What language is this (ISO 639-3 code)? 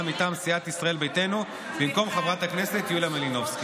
heb